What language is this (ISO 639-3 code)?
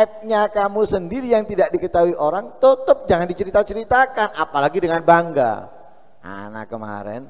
ind